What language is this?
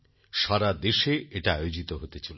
Bangla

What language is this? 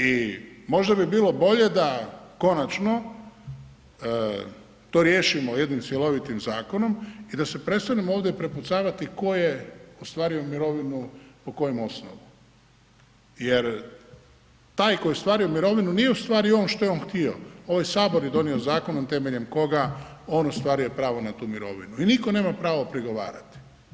Croatian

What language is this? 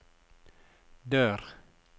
Norwegian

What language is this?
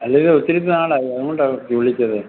Malayalam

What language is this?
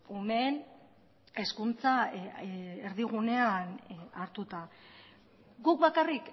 Basque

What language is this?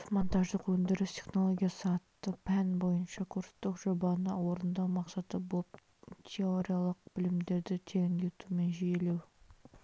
Kazakh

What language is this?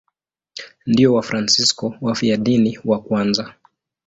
Swahili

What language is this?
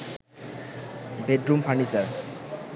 Bangla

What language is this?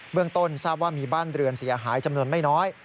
Thai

